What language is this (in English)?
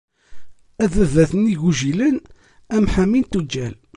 Kabyle